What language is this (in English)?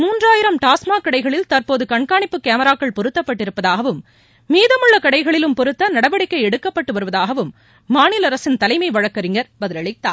Tamil